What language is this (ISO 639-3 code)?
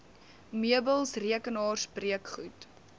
afr